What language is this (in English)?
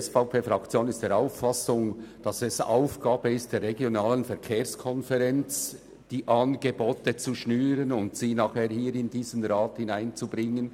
Swiss German